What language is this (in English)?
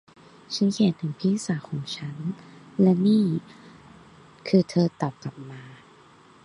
Thai